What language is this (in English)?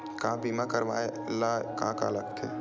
Chhattisgarhi